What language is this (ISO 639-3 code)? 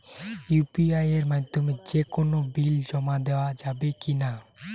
ben